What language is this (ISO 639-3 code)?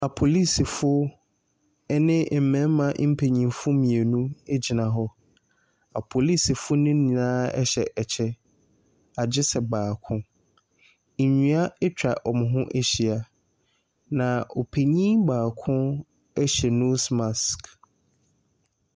aka